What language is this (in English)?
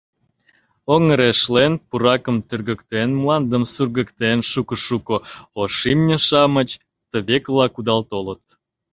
Mari